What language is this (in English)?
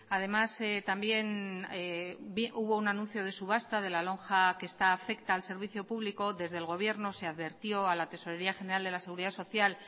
Spanish